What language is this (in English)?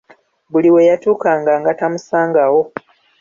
Ganda